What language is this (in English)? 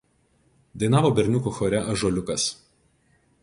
Lithuanian